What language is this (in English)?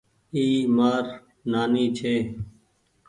Goaria